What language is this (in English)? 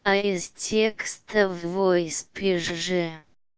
Russian